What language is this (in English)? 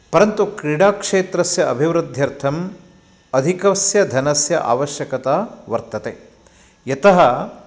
Sanskrit